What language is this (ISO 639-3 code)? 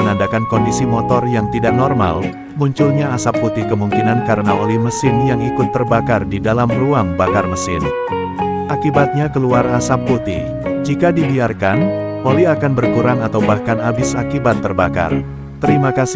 ind